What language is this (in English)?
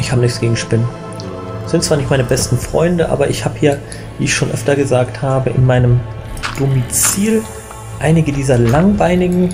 German